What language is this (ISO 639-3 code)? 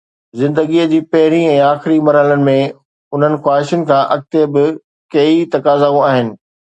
snd